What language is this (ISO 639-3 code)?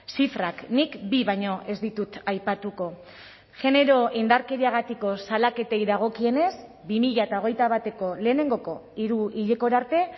eus